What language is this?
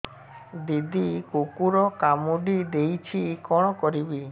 Odia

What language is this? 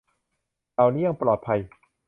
Thai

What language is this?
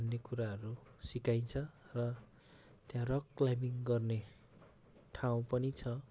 Nepali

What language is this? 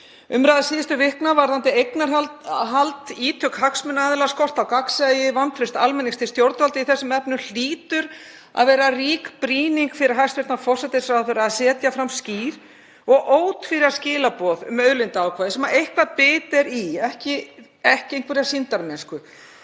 Icelandic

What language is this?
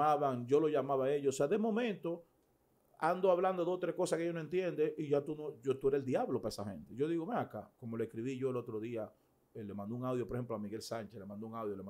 Spanish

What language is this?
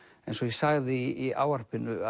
Icelandic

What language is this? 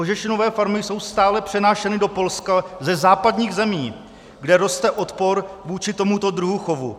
Czech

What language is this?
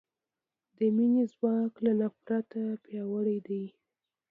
Pashto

